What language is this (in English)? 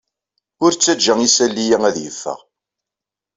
Kabyle